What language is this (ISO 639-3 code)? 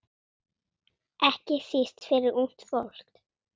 isl